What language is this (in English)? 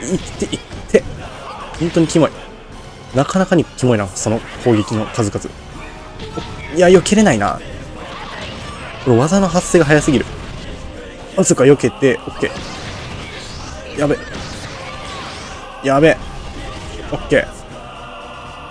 Japanese